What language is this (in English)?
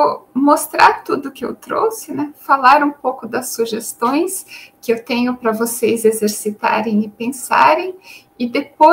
Portuguese